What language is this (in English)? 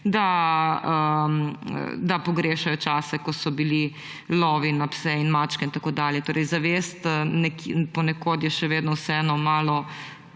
Slovenian